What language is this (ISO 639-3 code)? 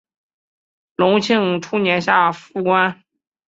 zho